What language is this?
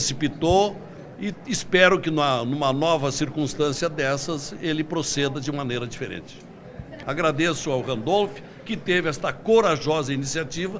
Portuguese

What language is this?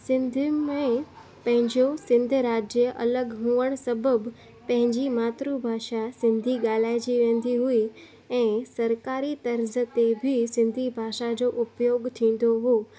Sindhi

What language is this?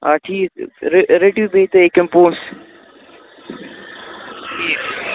Kashmiri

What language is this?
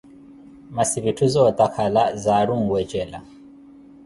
Koti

